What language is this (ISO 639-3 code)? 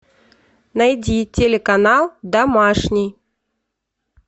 rus